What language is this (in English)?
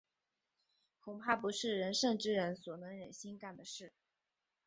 Chinese